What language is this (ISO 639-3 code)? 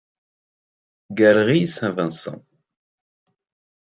fra